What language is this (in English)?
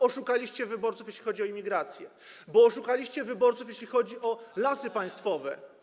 Polish